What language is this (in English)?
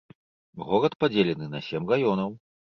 Belarusian